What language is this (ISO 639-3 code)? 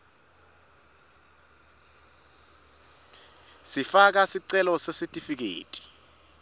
ssw